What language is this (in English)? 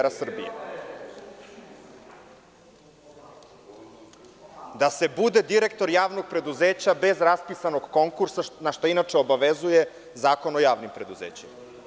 Serbian